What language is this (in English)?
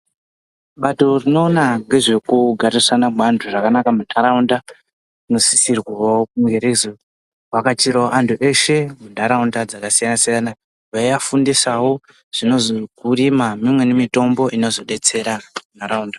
Ndau